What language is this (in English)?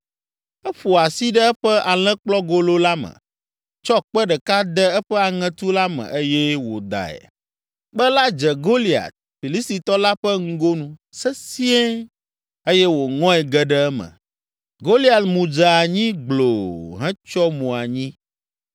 Ewe